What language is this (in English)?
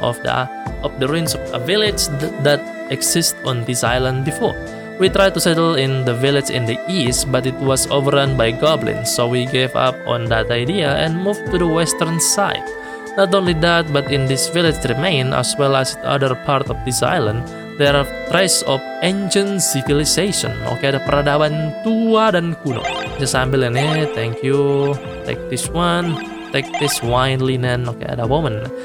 Indonesian